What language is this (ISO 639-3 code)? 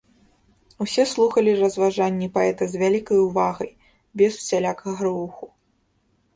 bel